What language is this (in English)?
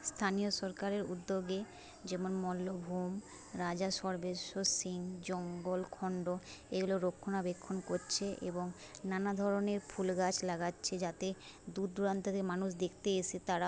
Bangla